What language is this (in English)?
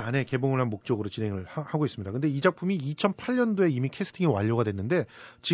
Korean